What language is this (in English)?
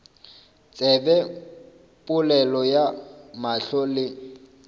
Northern Sotho